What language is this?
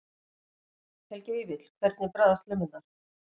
Icelandic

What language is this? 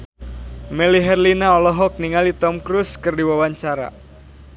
Sundanese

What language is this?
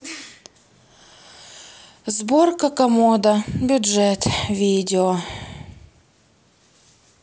Russian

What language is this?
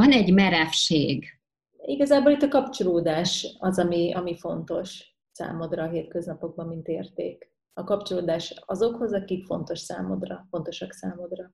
Hungarian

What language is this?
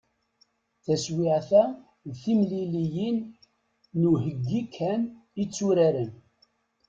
Kabyle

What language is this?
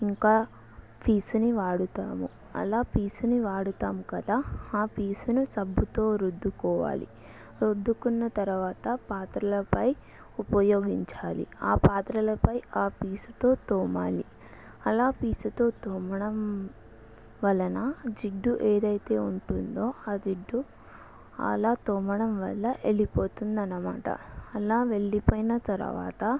Telugu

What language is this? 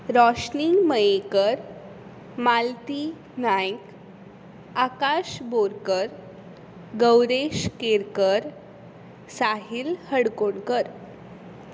Konkani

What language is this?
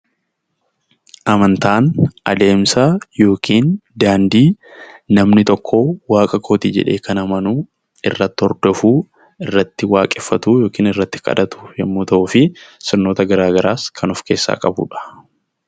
Oromo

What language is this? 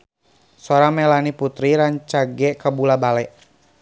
Sundanese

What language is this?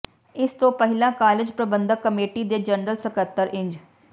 Punjabi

